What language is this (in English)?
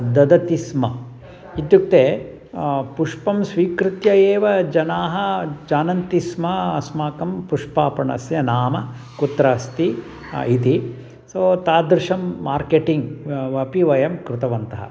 Sanskrit